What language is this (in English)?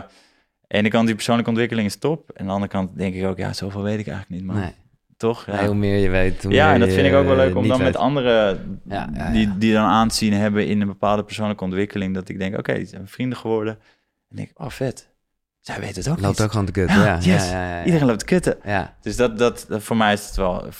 Dutch